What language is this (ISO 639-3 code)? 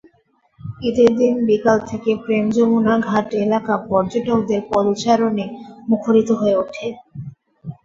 ben